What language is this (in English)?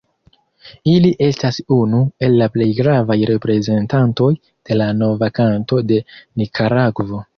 Esperanto